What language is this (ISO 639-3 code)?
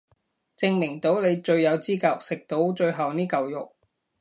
yue